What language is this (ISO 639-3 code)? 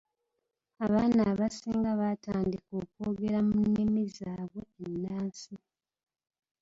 lug